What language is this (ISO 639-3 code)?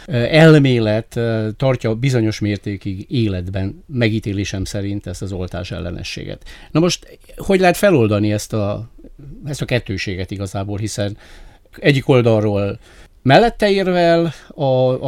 hun